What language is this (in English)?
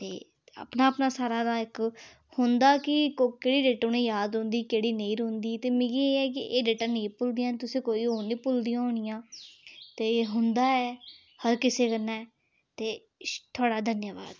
Dogri